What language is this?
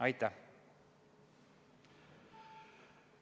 Estonian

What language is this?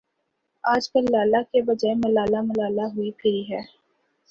Urdu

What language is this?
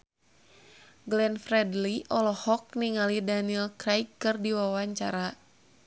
Sundanese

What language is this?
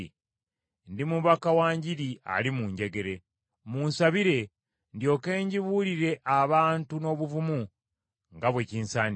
Ganda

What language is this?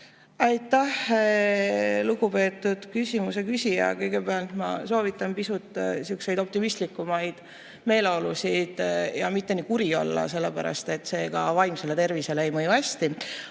Estonian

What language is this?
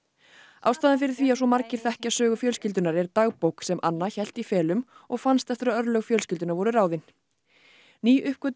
Icelandic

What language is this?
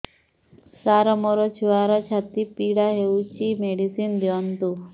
Odia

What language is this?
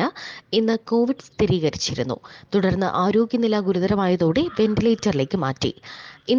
Malayalam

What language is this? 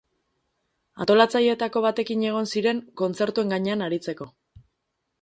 Basque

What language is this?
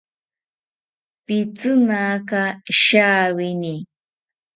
South Ucayali Ashéninka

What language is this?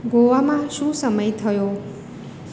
Gujarati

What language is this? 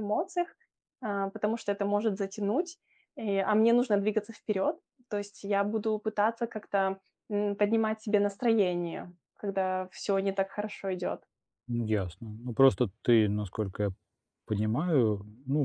Russian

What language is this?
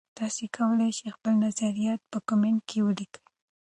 Pashto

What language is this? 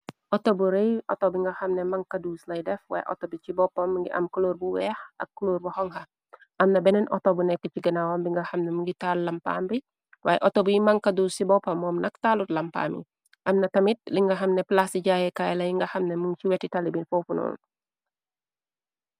Wolof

